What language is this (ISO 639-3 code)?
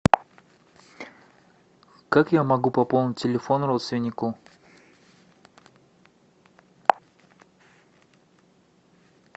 rus